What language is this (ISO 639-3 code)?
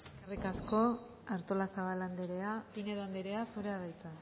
eus